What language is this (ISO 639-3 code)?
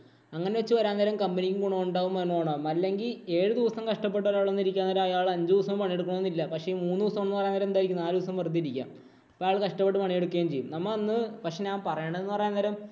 mal